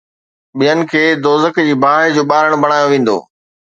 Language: Sindhi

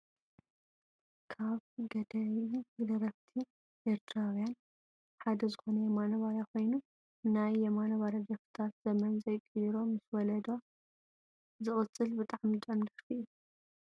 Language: Tigrinya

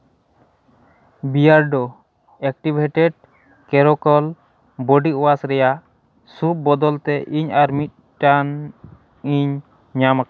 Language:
Santali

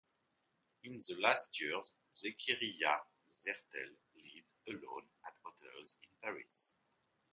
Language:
English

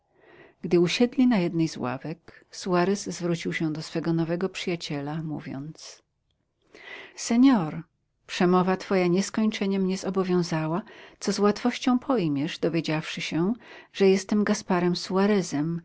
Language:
Polish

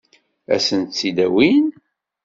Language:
Kabyle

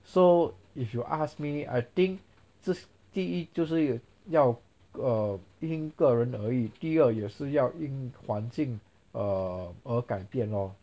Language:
English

